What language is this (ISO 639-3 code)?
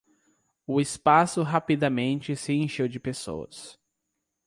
por